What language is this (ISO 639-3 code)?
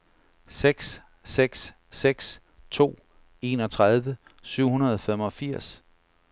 dan